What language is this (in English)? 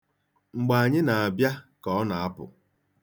Igbo